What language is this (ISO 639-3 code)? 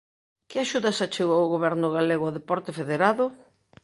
glg